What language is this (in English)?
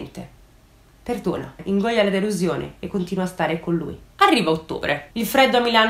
Italian